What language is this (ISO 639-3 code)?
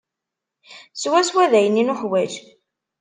kab